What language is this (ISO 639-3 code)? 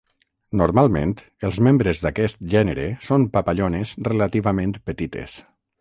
cat